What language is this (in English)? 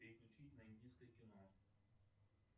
Russian